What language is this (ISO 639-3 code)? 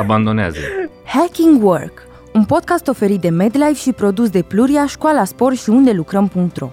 ron